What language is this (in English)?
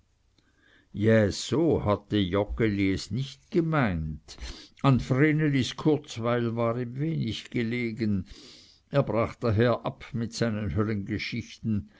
German